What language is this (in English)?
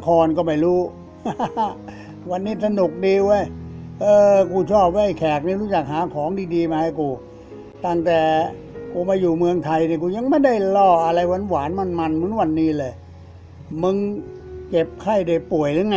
Thai